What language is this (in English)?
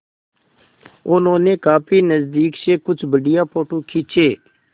Hindi